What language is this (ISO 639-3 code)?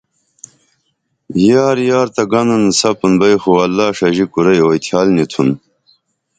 dml